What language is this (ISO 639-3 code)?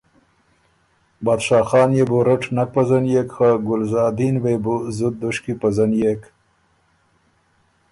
oru